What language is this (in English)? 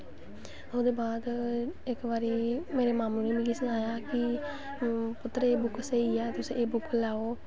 Dogri